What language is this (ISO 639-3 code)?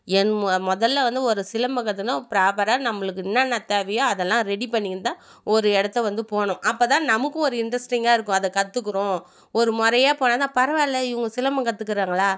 tam